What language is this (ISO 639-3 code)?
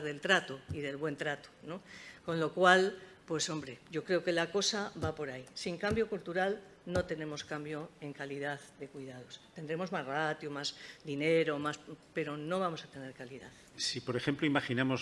spa